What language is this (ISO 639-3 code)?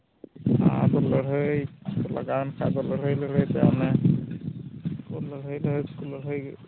sat